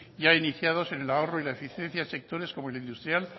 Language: Spanish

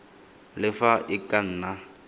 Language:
Tswana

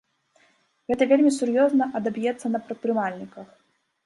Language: Belarusian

